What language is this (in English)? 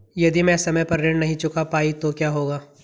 Hindi